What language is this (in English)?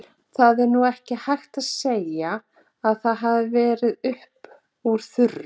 Icelandic